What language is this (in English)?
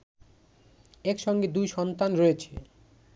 Bangla